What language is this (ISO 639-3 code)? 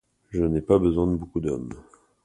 fra